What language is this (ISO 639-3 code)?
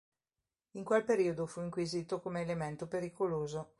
ita